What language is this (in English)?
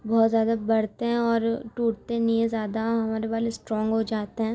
Urdu